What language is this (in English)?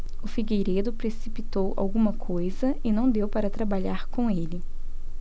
Portuguese